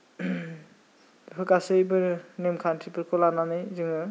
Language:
Bodo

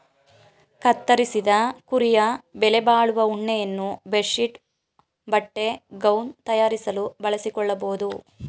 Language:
Kannada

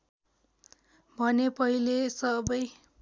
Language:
Nepali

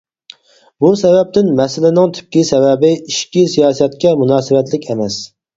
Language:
Uyghur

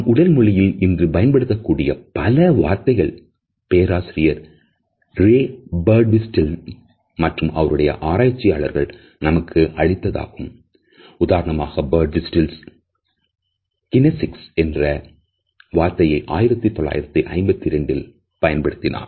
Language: Tamil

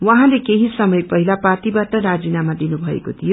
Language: Nepali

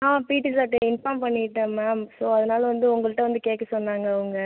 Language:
Tamil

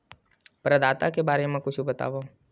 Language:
Chhattisgarhi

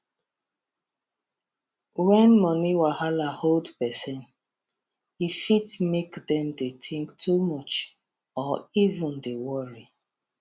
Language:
Nigerian Pidgin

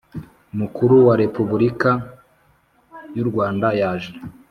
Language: Kinyarwanda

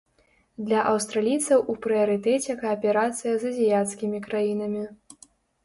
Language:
Belarusian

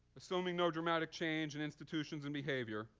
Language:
English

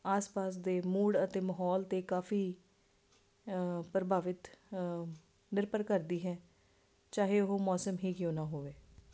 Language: Punjabi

